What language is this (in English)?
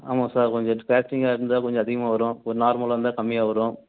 Tamil